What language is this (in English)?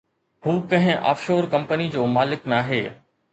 Sindhi